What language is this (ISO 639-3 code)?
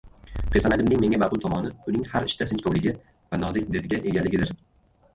uzb